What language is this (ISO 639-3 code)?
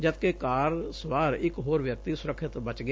pan